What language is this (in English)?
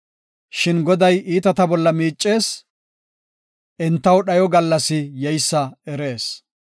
Gofa